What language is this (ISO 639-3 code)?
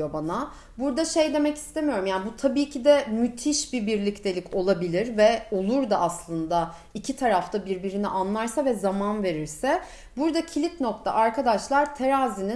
tur